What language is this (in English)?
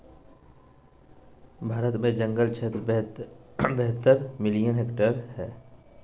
Magahi